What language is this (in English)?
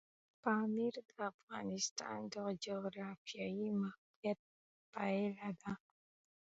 Pashto